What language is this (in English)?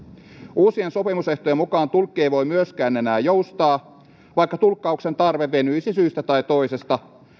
Finnish